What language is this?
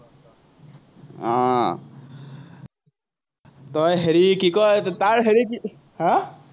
Assamese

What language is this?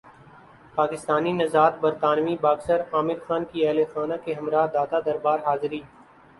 Urdu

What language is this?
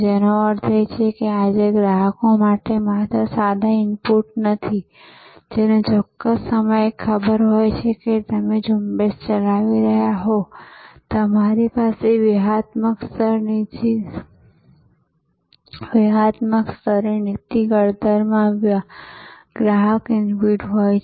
Gujarati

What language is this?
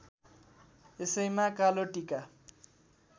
Nepali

